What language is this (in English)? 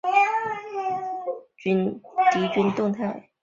Chinese